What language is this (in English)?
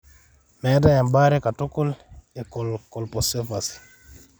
Masai